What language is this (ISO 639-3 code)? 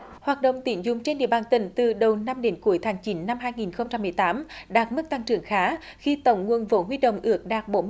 vie